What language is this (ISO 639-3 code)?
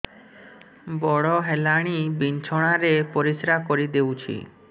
ori